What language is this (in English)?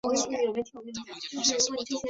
Chinese